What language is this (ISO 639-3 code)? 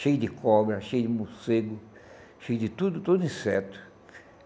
por